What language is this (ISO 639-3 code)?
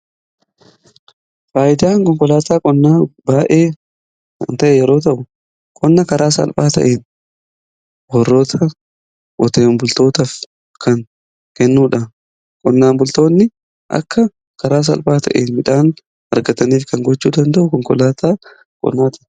orm